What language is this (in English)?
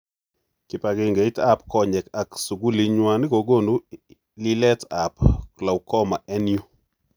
Kalenjin